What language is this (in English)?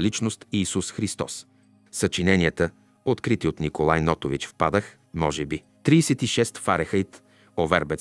Bulgarian